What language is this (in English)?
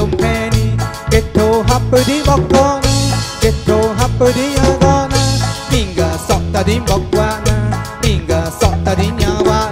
Spanish